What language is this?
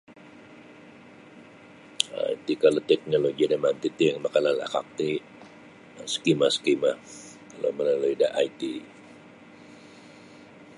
Sabah Bisaya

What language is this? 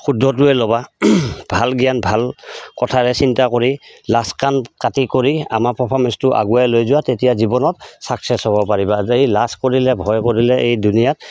Assamese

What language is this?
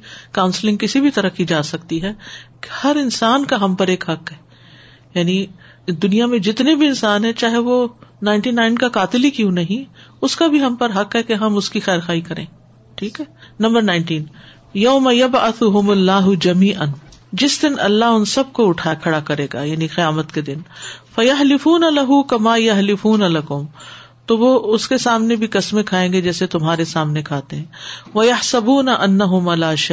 Urdu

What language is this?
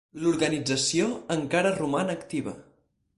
Catalan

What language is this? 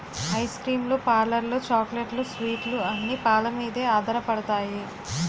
Telugu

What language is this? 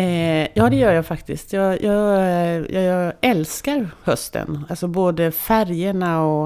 Swedish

